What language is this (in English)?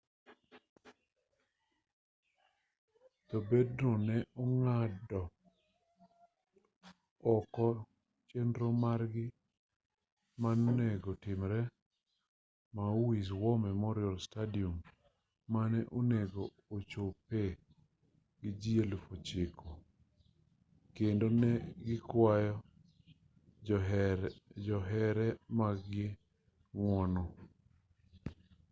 Luo (Kenya and Tanzania)